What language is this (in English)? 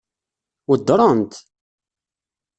Kabyle